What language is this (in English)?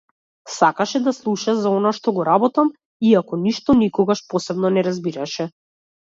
Macedonian